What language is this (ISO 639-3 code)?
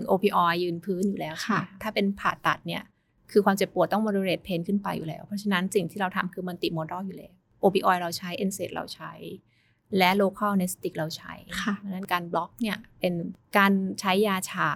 tha